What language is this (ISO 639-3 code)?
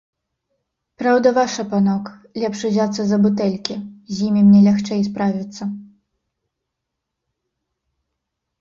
bel